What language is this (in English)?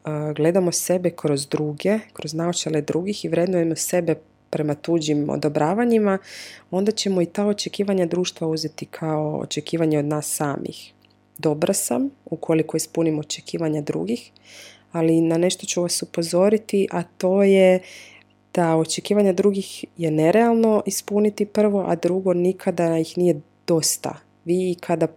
Croatian